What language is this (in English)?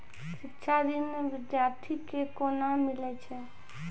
Maithili